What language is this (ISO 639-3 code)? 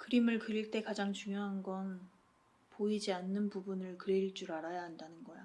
kor